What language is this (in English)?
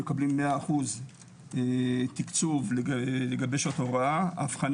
Hebrew